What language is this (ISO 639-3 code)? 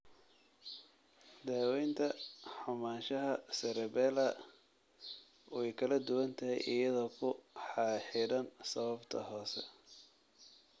som